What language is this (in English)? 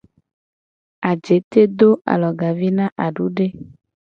Gen